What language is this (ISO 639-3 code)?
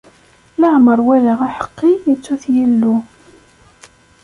kab